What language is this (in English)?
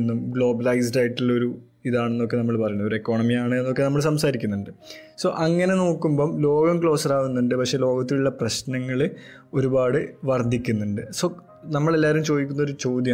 Malayalam